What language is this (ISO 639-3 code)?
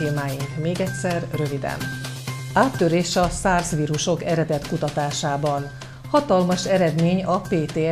hun